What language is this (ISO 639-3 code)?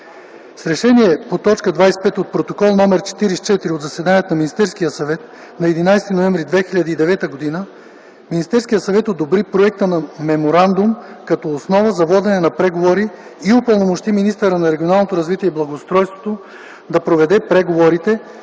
bul